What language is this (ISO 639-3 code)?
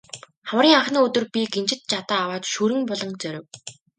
mon